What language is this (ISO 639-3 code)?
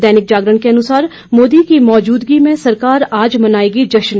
hin